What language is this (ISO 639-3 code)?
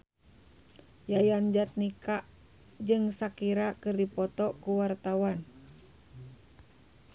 sun